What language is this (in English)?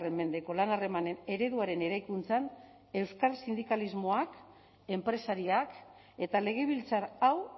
Basque